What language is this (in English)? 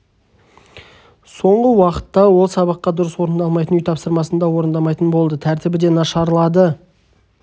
Kazakh